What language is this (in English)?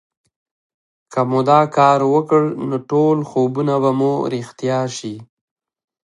Pashto